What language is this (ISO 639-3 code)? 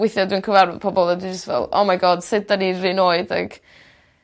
cym